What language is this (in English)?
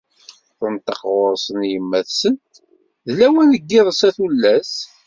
Kabyle